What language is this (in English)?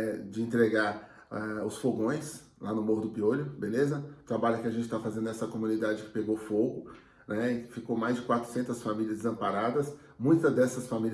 Portuguese